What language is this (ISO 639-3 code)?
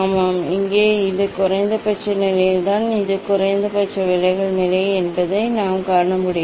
tam